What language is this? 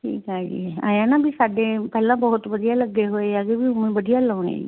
Punjabi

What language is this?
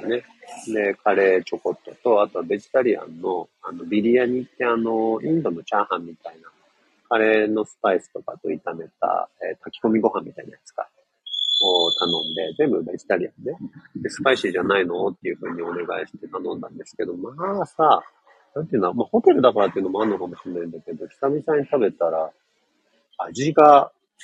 Japanese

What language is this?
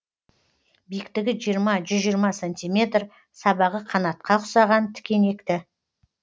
Kazakh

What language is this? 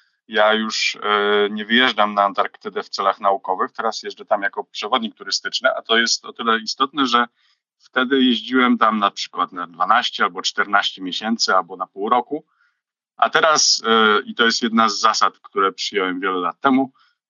Polish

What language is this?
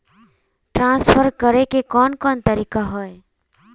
Magahi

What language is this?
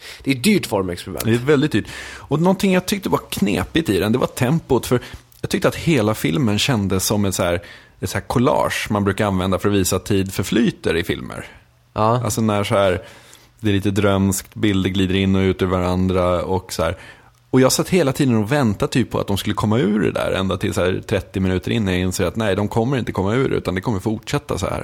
Swedish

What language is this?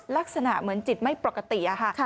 Thai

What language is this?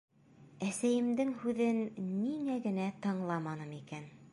Bashkir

